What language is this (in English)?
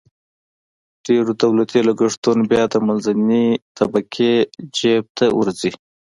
Pashto